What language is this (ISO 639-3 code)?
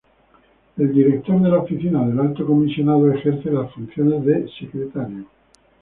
spa